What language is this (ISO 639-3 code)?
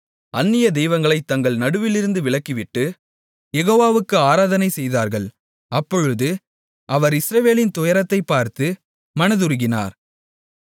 tam